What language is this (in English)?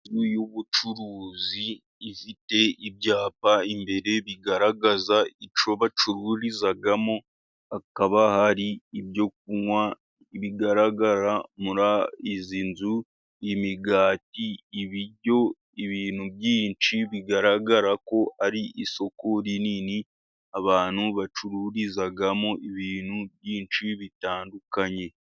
Kinyarwanda